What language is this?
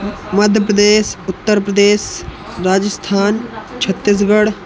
Hindi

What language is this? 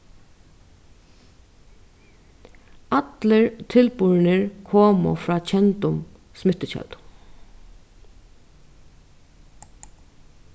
Faroese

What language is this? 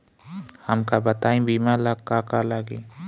Bhojpuri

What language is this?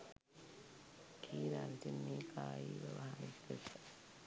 Sinhala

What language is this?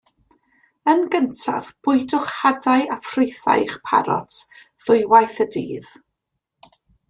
Welsh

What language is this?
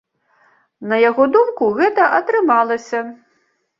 Belarusian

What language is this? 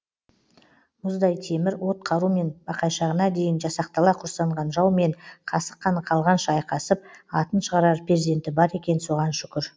Kazakh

